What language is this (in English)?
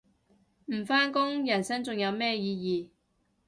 Cantonese